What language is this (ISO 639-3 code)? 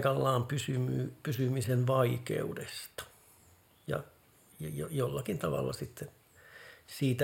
fin